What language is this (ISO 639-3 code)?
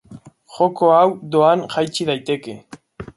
eus